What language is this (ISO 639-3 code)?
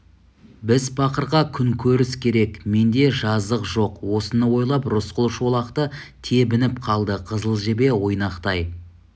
kaz